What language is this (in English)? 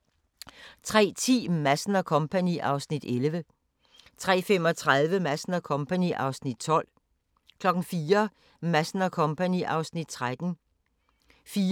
Danish